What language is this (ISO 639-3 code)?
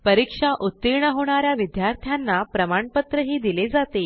mar